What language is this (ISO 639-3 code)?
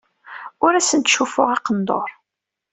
kab